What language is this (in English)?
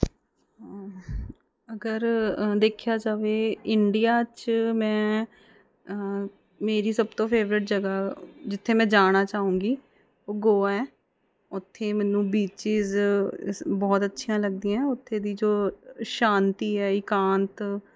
Punjabi